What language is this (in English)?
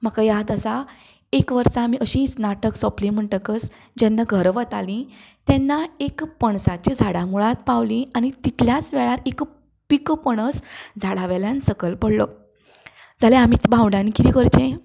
Konkani